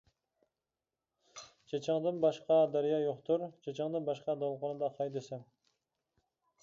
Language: Uyghur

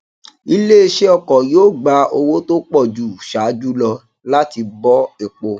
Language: Yoruba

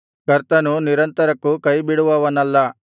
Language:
Kannada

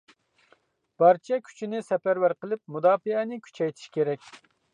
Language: Uyghur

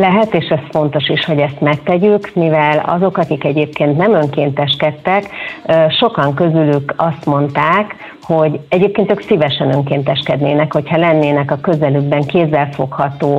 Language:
Hungarian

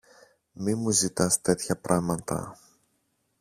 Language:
Greek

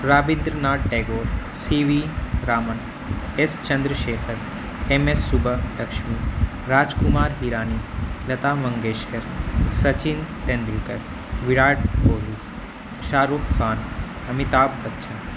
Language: Urdu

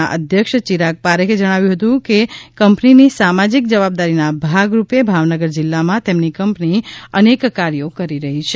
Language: Gujarati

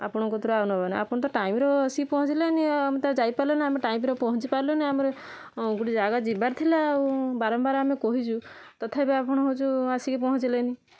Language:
Odia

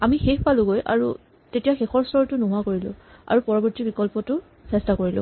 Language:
Assamese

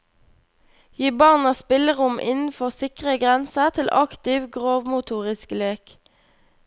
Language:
Norwegian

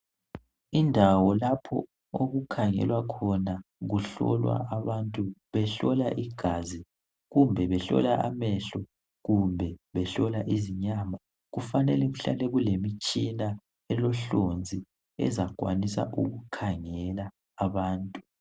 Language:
North Ndebele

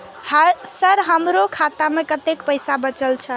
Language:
Maithili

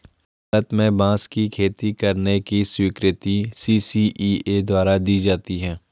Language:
Hindi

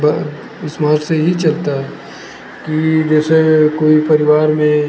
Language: Hindi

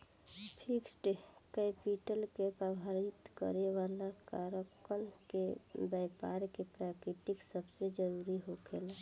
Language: Bhojpuri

